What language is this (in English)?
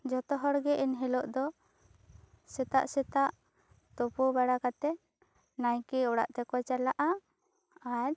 Santali